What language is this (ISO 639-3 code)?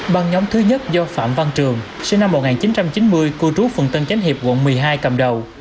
vie